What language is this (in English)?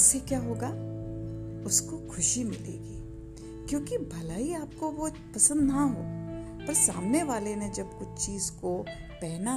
Hindi